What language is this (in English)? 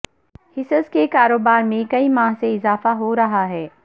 Urdu